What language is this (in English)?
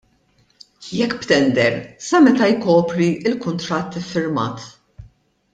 Maltese